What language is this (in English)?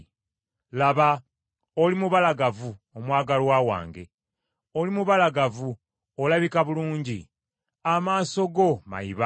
Ganda